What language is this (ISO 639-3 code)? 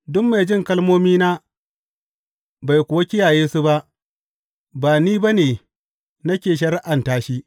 hau